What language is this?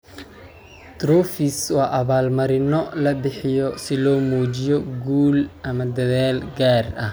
Somali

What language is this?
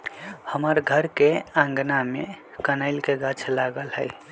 Magahi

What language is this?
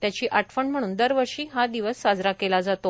Marathi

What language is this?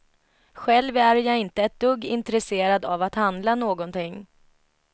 Swedish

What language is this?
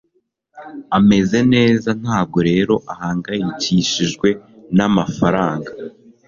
Kinyarwanda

